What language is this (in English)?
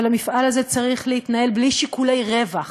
Hebrew